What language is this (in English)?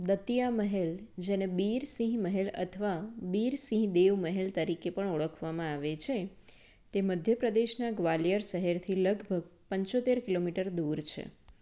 Gujarati